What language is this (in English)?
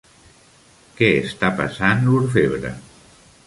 Catalan